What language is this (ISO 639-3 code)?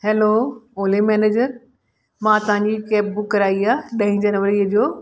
snd